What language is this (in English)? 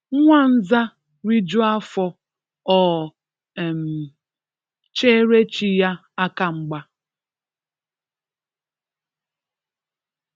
Igbo